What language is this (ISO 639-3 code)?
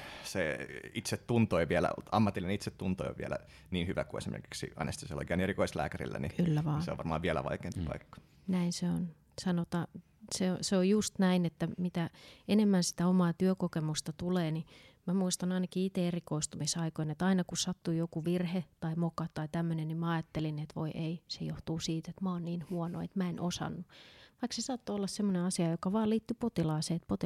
fin